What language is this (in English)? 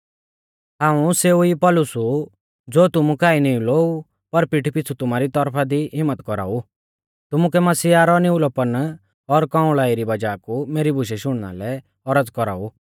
Mahasu Pahari